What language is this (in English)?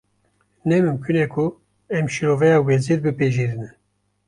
Kurdish